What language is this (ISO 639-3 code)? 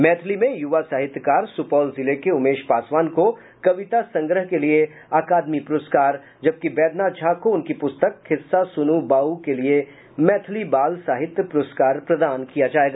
hin